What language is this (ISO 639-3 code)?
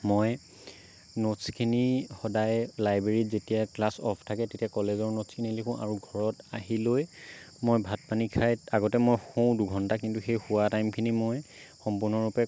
asm